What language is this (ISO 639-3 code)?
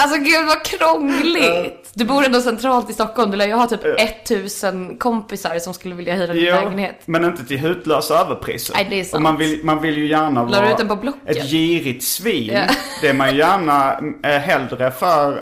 swe